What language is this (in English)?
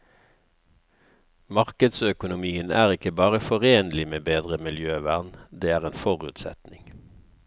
Norwegian